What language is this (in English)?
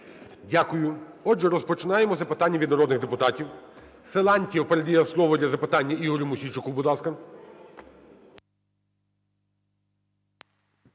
Ukrainian